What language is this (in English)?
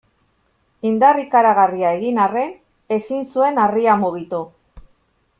Basque